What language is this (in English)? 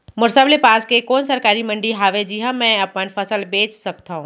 Chhattisgarhi